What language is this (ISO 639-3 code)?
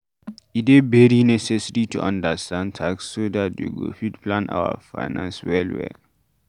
pcm